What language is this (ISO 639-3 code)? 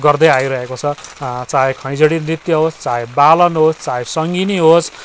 nep